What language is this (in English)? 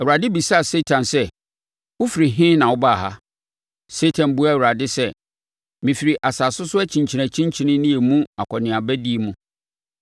Akan